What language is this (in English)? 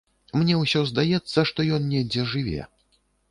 Belarusian